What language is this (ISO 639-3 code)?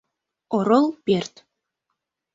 chm